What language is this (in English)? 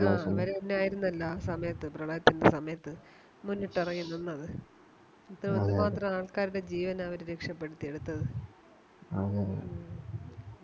Malayalam